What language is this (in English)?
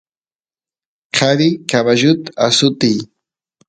Santiago del Estero Quichua